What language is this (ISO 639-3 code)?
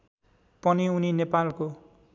nep